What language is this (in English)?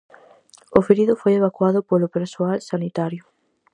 Galician